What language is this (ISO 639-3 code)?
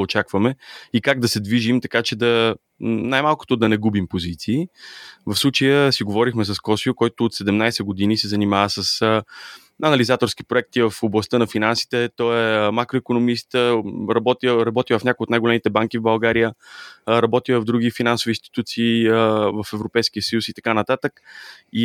bul